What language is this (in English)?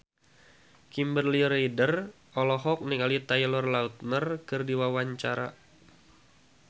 Sundanese